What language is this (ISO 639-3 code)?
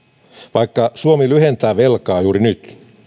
fin